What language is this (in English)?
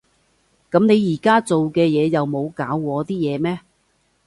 Cantonese